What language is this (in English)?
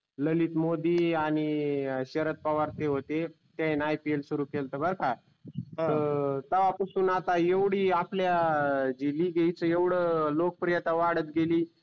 Marathi